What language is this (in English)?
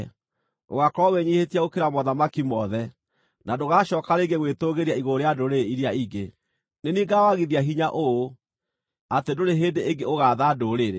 Kikuyu